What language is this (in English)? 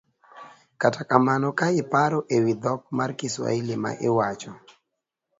Luo (Kenya and Tanzania)